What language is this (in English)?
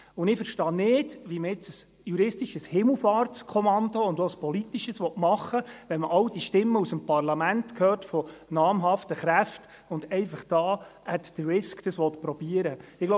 Swiss German